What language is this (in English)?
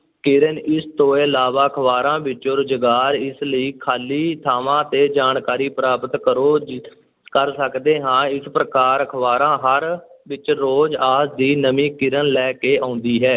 Punjabi